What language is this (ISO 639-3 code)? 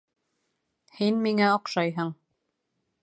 bak